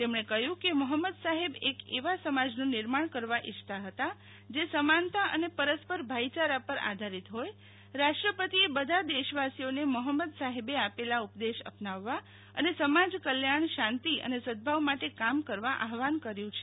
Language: Gujarati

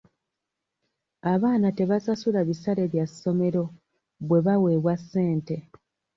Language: Ganda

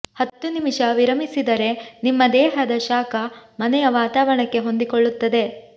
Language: Kannada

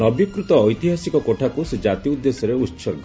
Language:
Odia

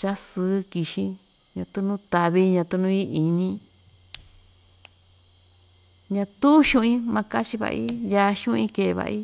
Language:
Ixtayutla Mixtec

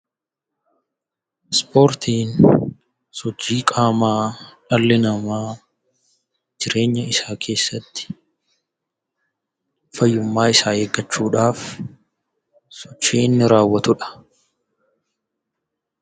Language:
Oromo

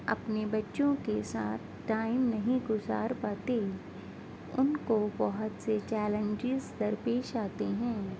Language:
Urdu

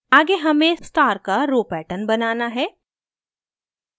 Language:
Hindi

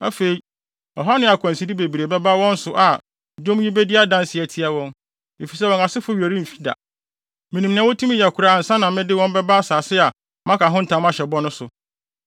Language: Akan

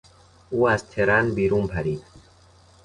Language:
Persian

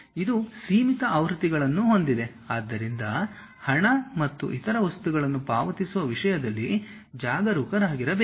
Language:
Kannada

